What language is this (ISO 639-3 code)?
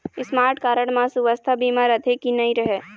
hne